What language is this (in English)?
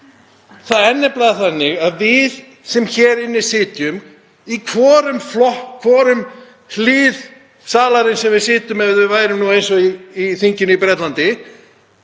Icelandic